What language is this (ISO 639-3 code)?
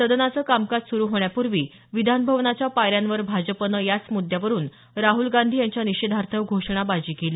mar